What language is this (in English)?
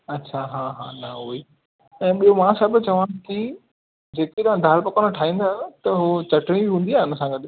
Sindhi